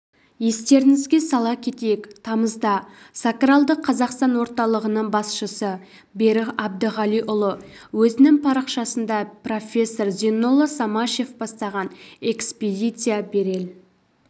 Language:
Kazakh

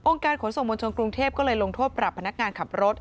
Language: Thai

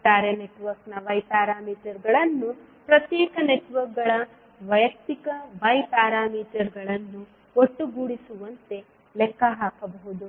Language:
Kannada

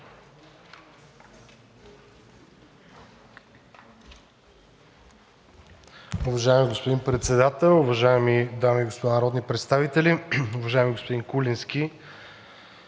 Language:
Bulgarian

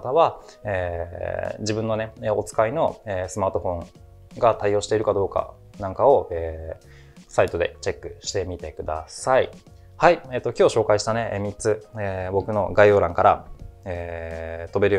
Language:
Japanese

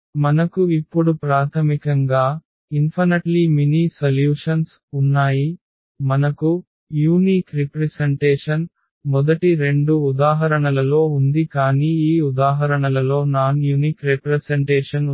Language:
Telugu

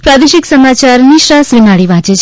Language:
Gujarati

